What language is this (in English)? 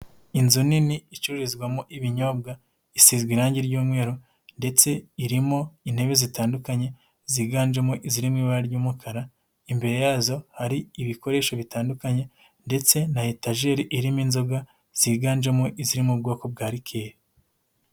Kinyarwanda